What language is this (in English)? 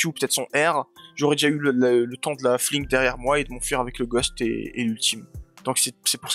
French